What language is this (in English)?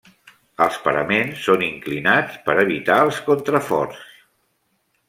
Catalan